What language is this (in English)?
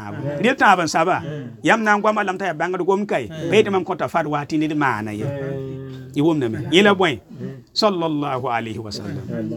Arabic